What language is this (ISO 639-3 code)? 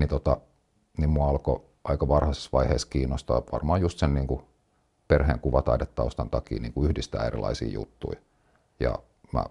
fin